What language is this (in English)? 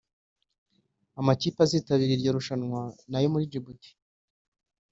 Kinyarwanda